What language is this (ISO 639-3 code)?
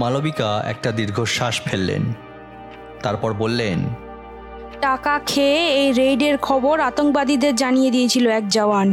ben